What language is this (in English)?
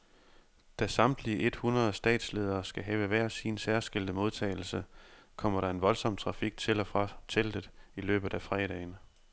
Danish